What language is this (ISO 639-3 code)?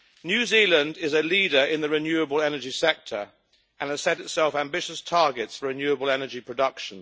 eng